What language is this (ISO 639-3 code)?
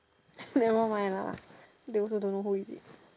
eng